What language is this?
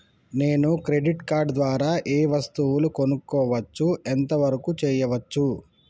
Telugu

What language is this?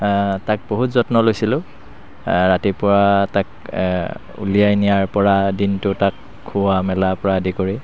Assamese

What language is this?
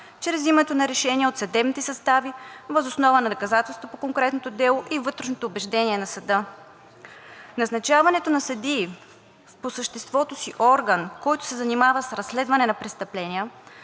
Bulgarian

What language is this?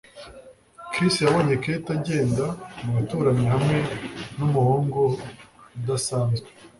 Kinyarwanda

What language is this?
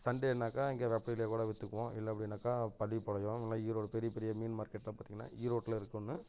Tamil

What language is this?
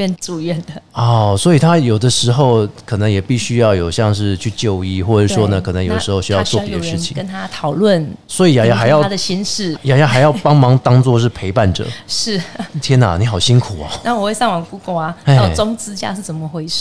Chinese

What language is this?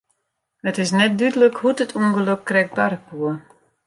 Western Frisian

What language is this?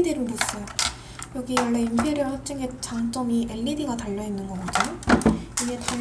Korean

